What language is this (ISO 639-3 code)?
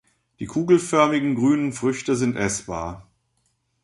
deu